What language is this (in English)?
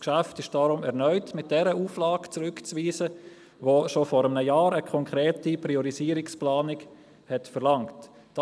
Swiss German